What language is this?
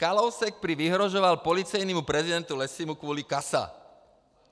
Czech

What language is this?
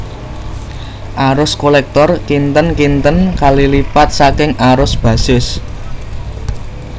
Javanese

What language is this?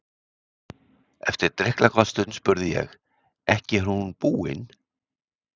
Icelandic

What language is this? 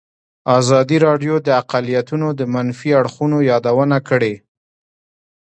Pashto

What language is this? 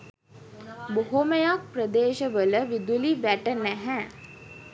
Sinhala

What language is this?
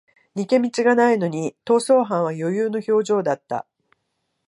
Japanese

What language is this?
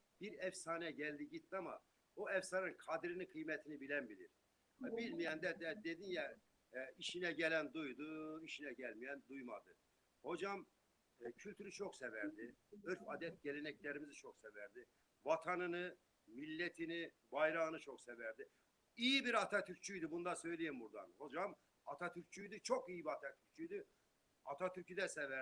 Turkish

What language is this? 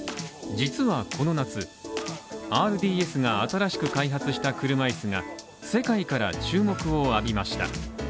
Japanese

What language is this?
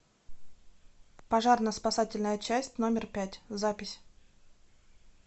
Russian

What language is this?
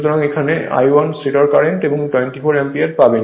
Bangla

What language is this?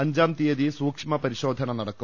Malayalam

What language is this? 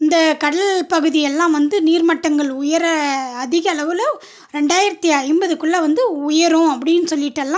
Tamil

